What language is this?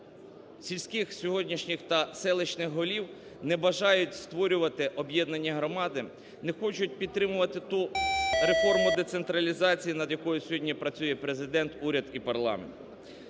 Ukrainian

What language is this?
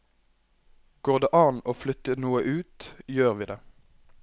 Norwegian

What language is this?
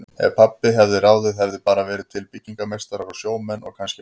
Icelandic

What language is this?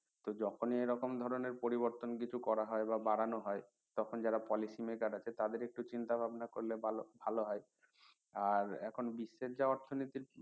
Bangla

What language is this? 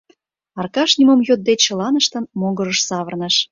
Mari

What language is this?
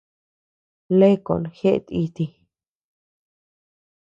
Tepeuxila Cuicatec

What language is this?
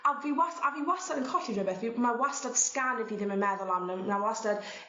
Welsh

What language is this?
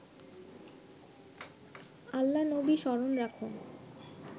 Bangla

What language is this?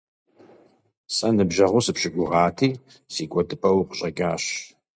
Kabardian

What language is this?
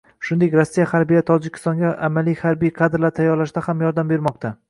Uzbek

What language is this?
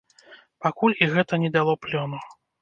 Belarusian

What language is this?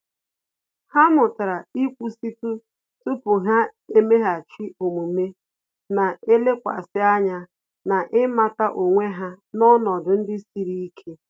Igbo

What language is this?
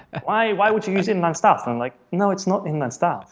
English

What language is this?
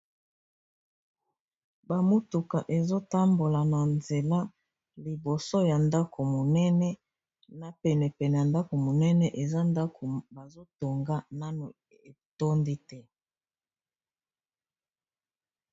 Lingala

